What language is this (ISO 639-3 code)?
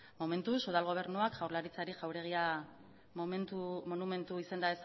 eus